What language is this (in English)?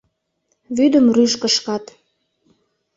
Mari